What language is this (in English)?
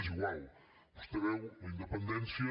Catalan